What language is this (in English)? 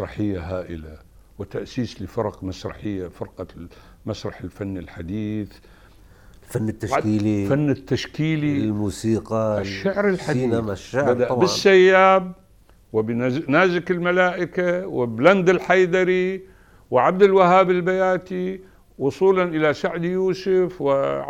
Arabic